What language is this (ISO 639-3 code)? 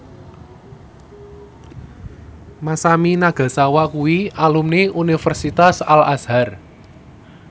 jav